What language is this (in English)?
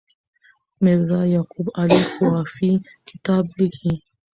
Pashto